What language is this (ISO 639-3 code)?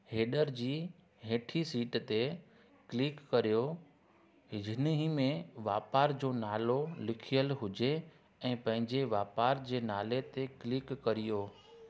snd